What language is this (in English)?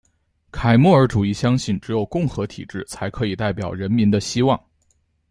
Chinese